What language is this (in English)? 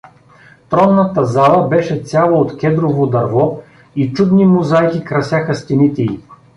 Bulgarian